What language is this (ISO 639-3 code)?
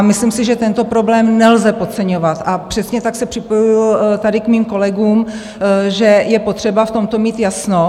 ces